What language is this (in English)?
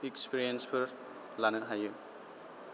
Bodo